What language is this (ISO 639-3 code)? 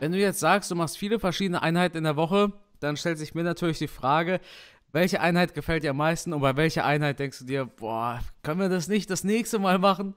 deu